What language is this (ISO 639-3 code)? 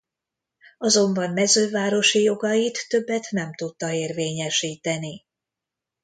hun